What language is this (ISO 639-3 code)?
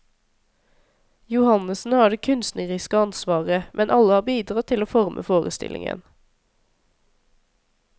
nor